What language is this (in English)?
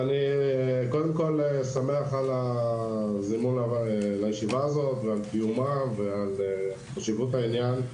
Hebrew